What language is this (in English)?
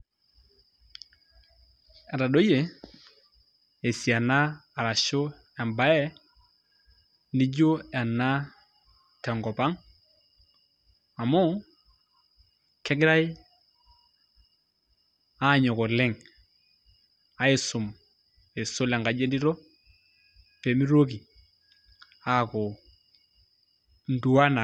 Masai